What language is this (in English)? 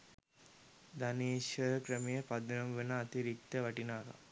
Sinhala